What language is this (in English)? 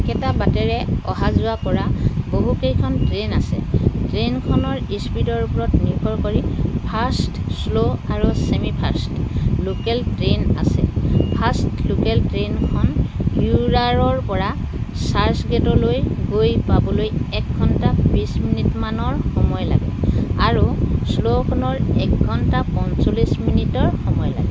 Assamese